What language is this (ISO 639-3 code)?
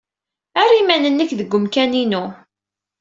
kab